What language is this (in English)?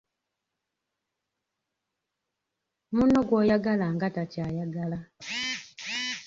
Ganda